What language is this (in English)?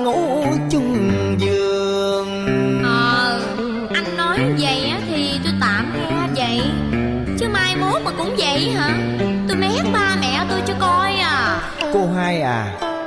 Vietnamese